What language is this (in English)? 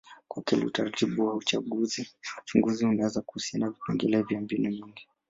Swahili